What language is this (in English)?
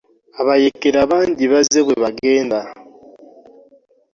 Ganda